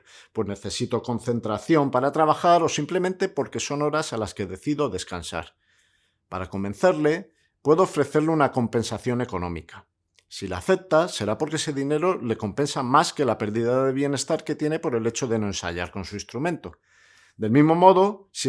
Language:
Spanish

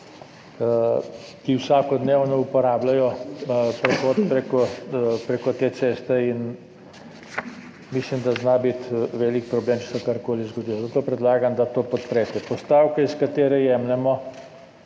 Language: Slovenian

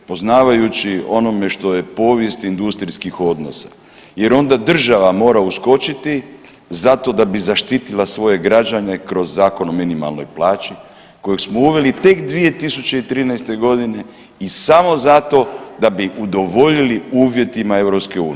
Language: Croatian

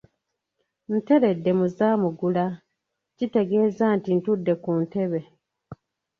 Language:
Ganda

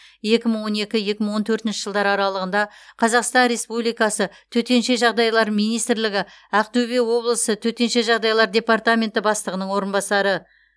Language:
Kazakh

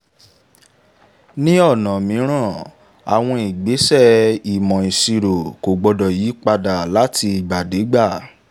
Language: Yoruba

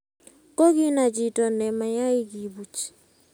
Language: Kalenjin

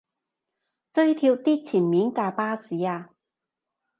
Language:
Cantonese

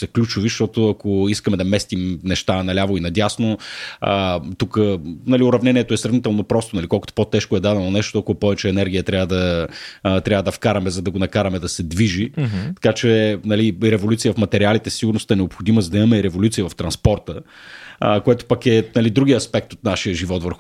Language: Bulgarian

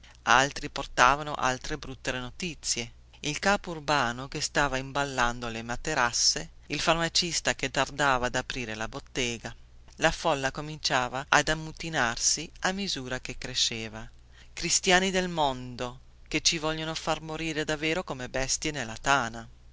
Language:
Italian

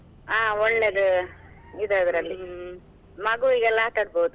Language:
Kannada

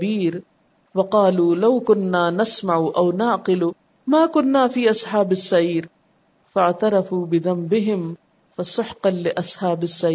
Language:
Urdu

